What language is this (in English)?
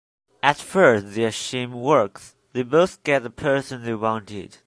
English